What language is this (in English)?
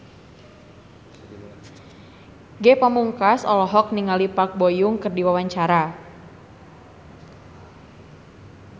Sundanese